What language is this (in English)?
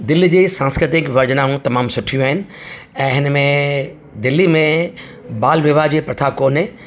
Sindhi